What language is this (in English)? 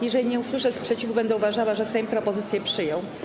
Polish